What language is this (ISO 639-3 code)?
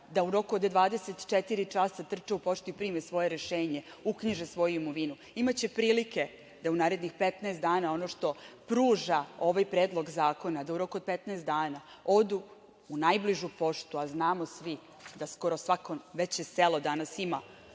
srp